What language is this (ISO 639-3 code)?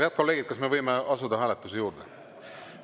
est